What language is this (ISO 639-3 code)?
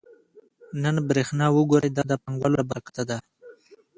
pus